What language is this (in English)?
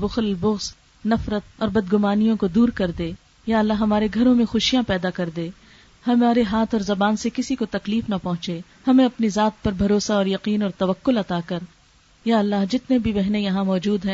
Urdu